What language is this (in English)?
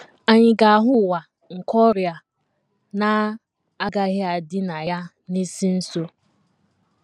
Igbo